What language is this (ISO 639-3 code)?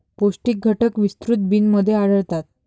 mar